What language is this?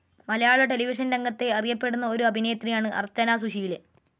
Malayalam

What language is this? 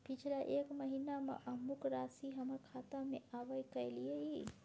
Maithili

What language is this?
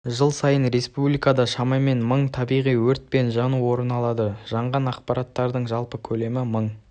Kazakh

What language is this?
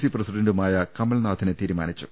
Malayalam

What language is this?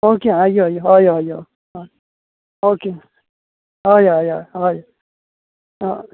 Konkani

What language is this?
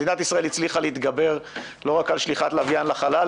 Hebrew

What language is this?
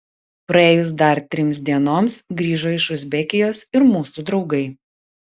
Lithuanian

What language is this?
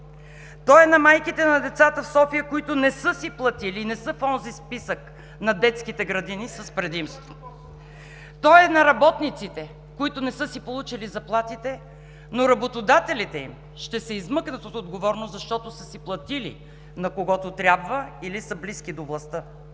Bulgarian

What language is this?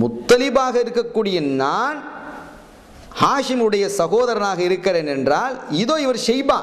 Arabic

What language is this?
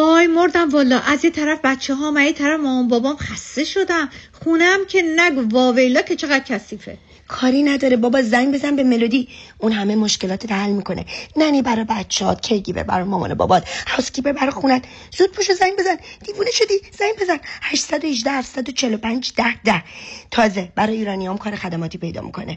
Persian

